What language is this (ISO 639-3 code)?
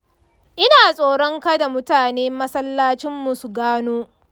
hau